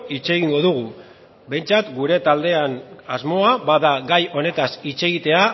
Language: Basque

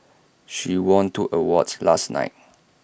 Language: English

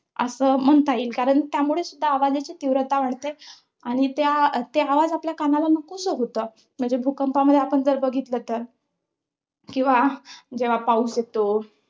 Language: Marathi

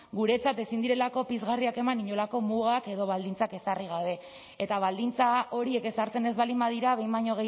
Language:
Basque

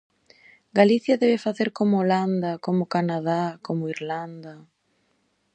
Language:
Galician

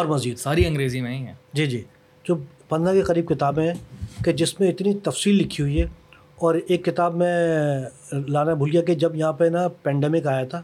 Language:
Urdu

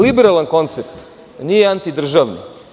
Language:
Serbian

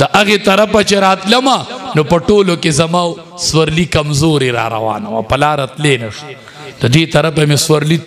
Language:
Arabic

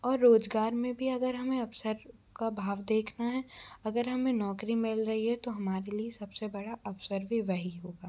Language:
Hindi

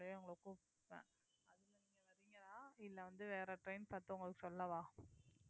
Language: Tamil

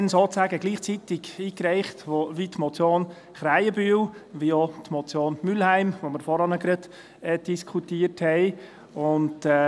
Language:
Swiss German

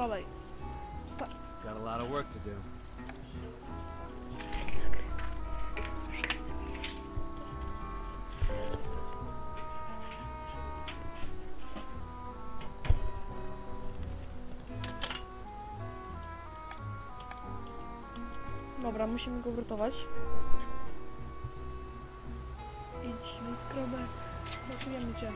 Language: Polish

